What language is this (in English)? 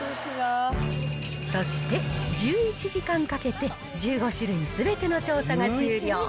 Japanese